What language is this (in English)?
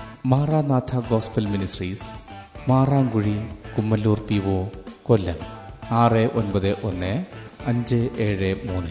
Malayalam